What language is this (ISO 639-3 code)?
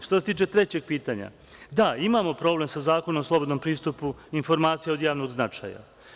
srp